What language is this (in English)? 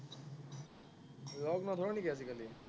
Assamese